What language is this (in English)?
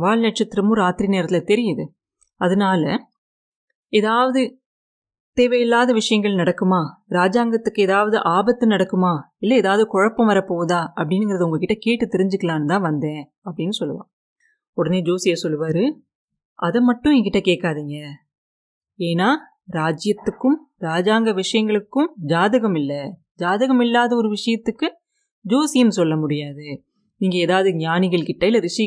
Tamil